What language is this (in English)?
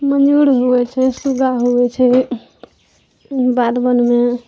Maithili